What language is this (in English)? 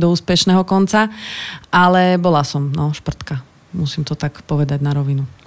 Slovak